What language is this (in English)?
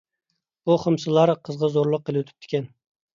Uyghur